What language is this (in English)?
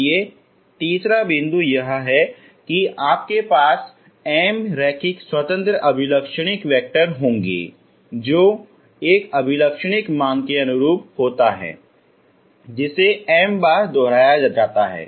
Hindi